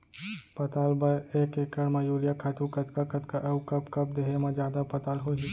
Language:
Chhattisgarhi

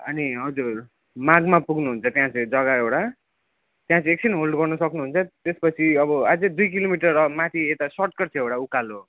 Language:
Nepali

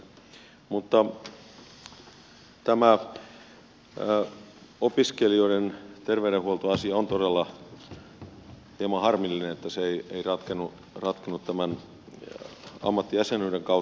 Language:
Finnish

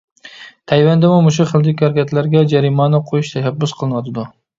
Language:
Uyghur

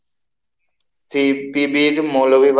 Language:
Bangla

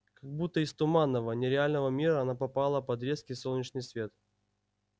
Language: Russian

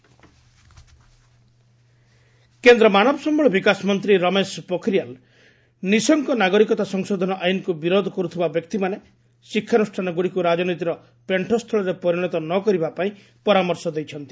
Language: Odia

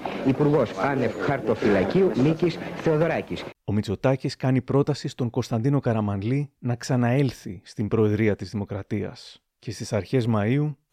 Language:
Greek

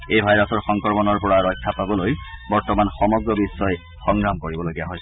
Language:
Assamese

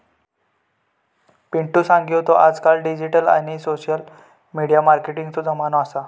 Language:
Marathi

